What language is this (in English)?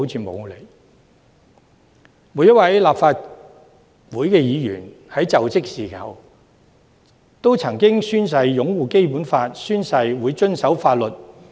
Cantonese